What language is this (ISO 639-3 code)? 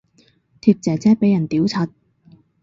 yue